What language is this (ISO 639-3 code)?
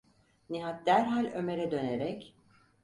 tur